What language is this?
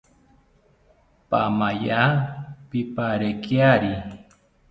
South Ucayali Ashéninka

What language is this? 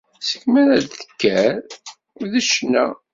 Kabyle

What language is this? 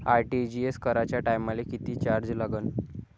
Marathi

